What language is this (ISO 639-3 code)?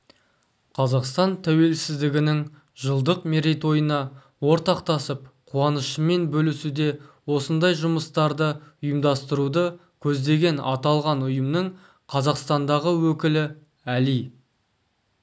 kaz